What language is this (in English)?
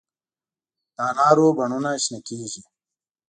Pashto